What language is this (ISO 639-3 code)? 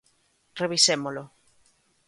glg